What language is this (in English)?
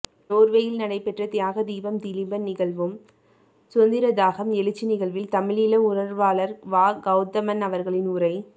Tamil